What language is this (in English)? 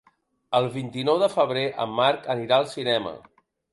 Catalan